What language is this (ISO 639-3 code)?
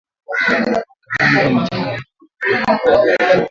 swa